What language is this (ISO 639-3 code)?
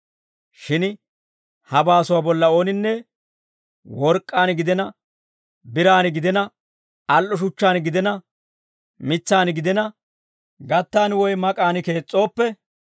dwr